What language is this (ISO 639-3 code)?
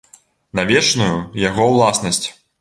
bel